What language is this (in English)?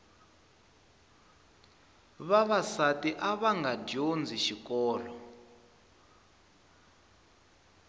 Tsonga